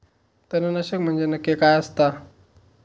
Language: Marathi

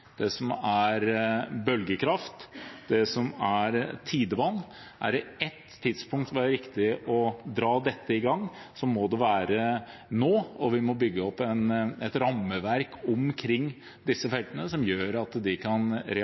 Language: Norwegian Bokmål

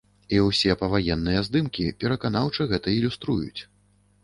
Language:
Belarusian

